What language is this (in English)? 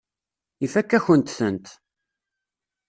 Kabyle